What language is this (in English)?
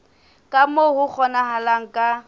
Southern Sotho